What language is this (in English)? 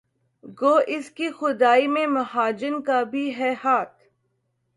Urdu